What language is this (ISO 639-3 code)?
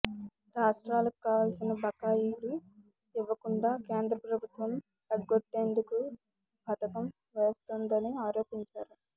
tel